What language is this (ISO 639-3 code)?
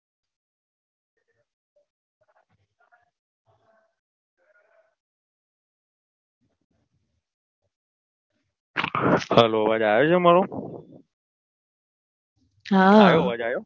guj